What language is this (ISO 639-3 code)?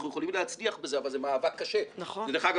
heb